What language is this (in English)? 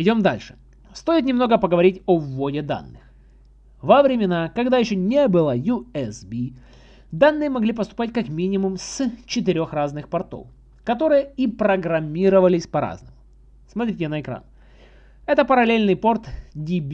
Russian